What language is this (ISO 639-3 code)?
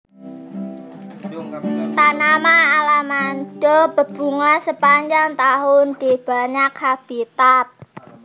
jav